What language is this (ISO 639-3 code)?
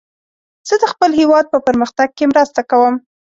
pus